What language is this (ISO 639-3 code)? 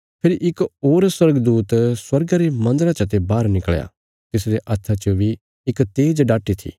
kfs